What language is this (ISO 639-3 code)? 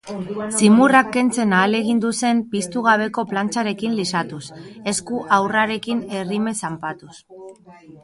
eus